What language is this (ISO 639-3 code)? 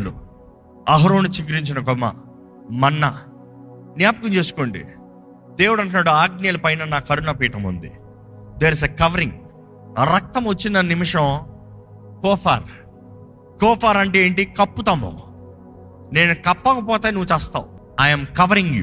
tel